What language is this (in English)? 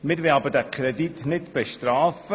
Swiss German